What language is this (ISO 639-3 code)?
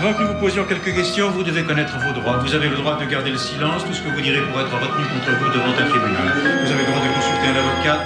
fra